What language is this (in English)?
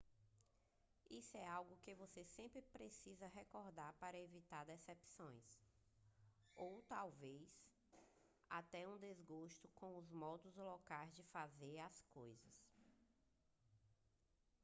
Portuguese